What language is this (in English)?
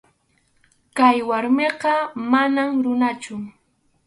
Arequipa-La Unión Quechua